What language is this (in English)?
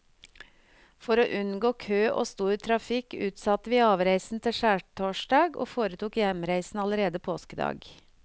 Norwegian